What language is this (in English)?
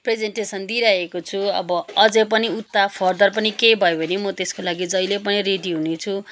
Nepali